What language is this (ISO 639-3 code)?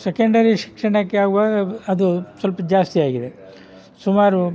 kan